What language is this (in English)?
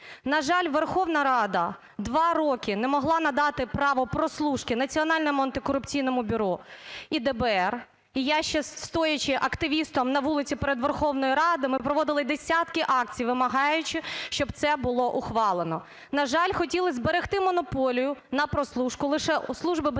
Ukrainian